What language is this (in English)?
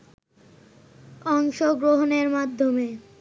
Bangla